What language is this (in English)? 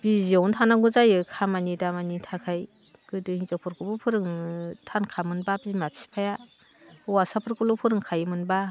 Bodo